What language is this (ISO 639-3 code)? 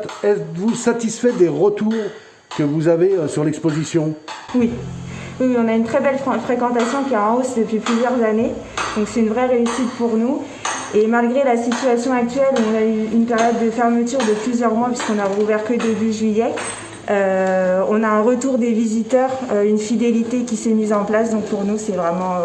fra